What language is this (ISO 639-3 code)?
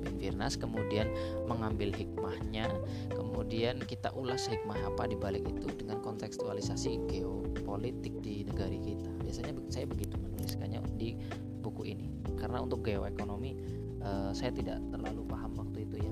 ind